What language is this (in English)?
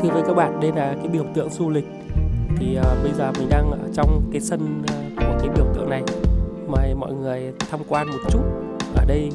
Vietnamese